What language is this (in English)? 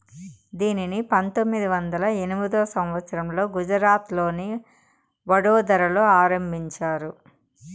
Telugu